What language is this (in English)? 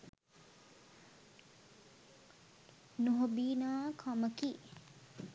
Sinhala